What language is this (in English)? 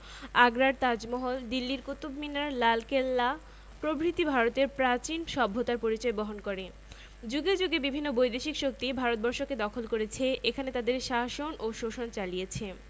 Bangla